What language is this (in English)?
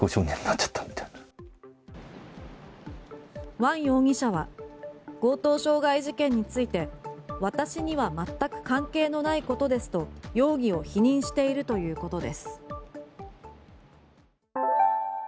Japanese